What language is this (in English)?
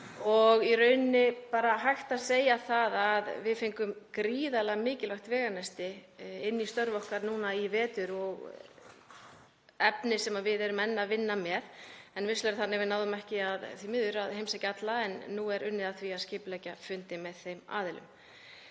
Icelandic